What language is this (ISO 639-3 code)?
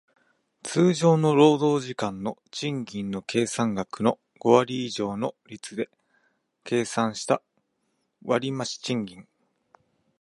jpn